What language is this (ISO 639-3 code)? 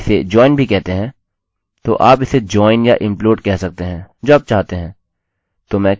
hin